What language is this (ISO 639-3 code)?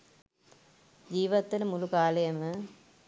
sin